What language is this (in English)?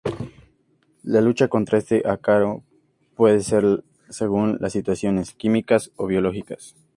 Spanish